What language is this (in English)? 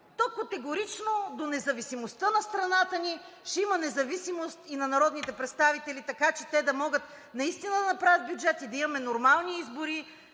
Bulgarian